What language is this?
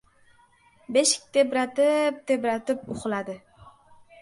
Uzbek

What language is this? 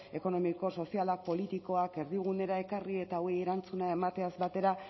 Basque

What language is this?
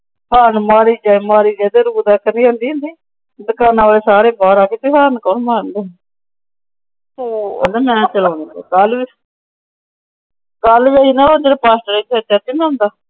Punjabi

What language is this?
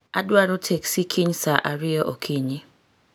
Luo (Kenya and Tanzania)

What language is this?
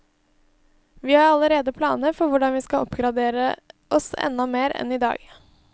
Norwegian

